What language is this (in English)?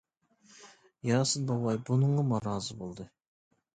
Uyghur